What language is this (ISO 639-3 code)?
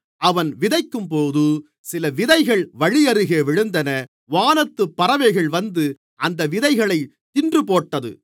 tam